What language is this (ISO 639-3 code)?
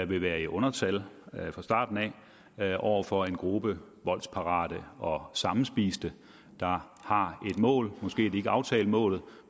dan